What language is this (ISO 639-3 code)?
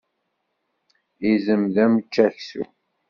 kab